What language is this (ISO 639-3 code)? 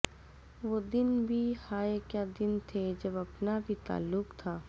urd